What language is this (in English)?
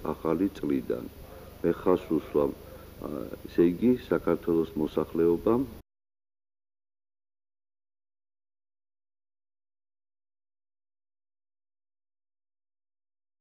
Dutch